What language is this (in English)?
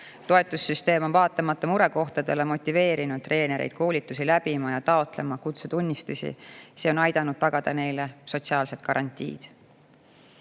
Estonian